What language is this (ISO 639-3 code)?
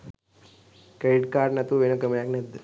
sin